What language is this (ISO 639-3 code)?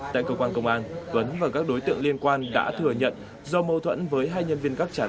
vie